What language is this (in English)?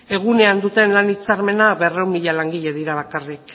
Basque